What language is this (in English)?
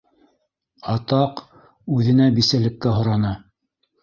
Bashkir